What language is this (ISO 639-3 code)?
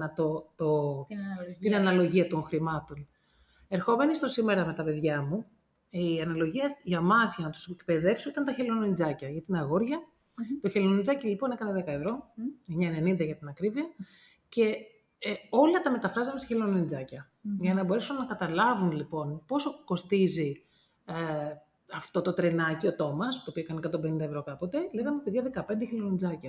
ell